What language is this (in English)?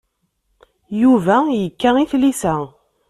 Kabyle